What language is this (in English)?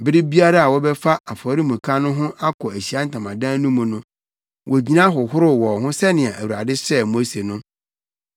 Akan